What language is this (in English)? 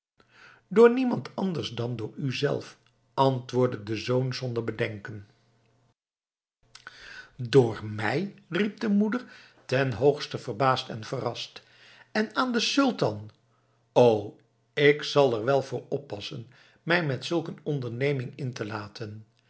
Dutch